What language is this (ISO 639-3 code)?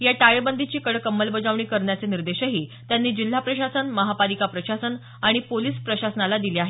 mar